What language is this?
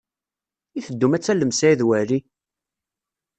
Kabyle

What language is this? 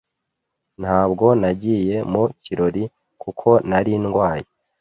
Kinyarwanda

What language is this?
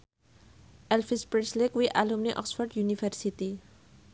Javanese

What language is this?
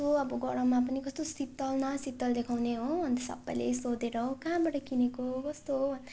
Nepali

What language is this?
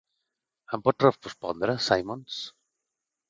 Catalan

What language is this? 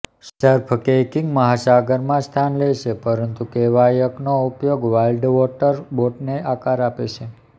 Gujarati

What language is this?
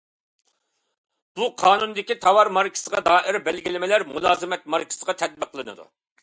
Uyghur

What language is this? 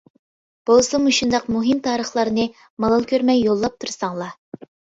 Uyghur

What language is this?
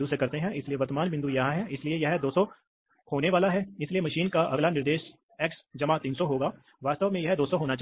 Hindi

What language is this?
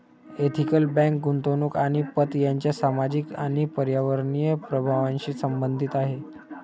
Marathi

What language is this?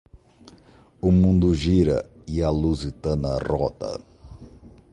Portuguese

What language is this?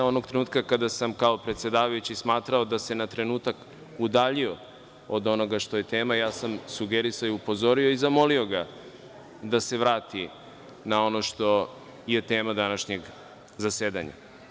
Serbian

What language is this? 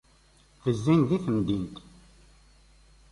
Kabyle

